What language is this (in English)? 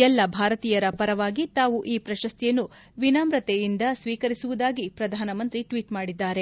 Kannada